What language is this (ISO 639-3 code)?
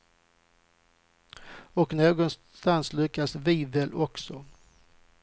swe